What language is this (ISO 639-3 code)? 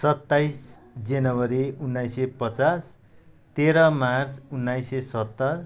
nep